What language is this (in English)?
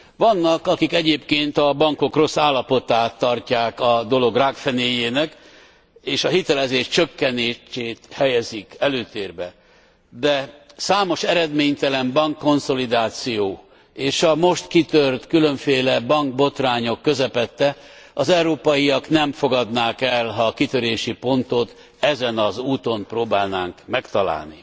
Hungarian